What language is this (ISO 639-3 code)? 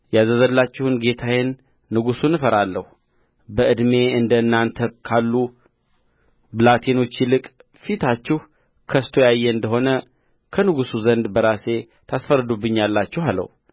amh